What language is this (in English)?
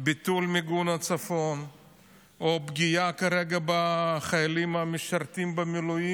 Hebrew